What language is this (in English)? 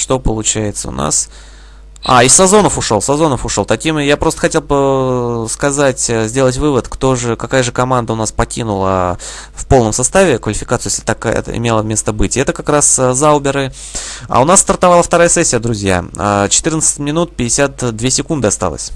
Russian